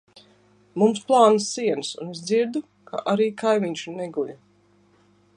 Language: Latvian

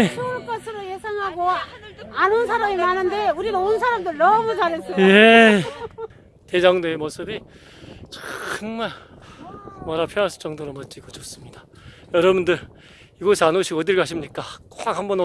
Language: Korean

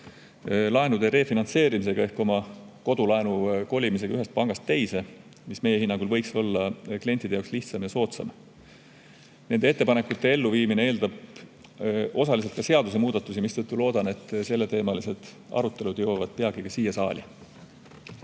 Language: Estonian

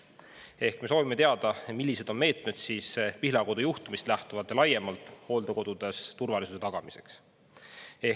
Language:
Estonian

